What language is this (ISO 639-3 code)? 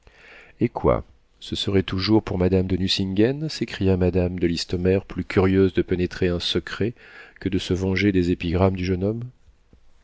fra